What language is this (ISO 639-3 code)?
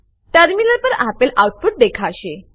guj